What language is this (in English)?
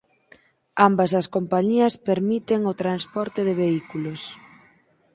Galician